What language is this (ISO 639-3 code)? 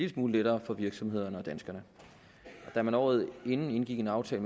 dan